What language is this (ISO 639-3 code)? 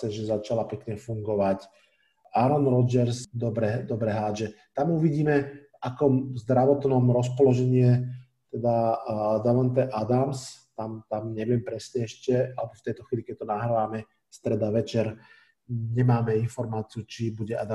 slk